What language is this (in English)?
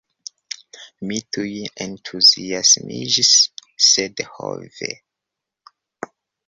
Esperanto